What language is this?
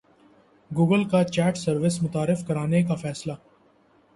Urdu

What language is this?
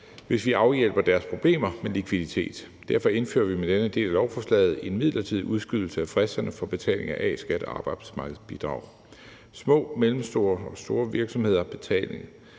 Danish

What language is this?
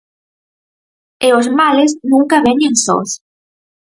Galician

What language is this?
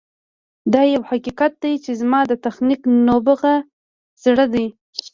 Pashto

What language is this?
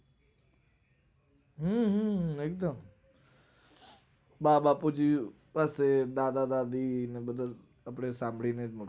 Gujarati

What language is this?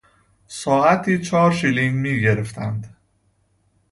Persian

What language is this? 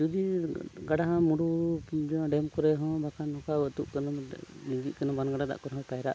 Santali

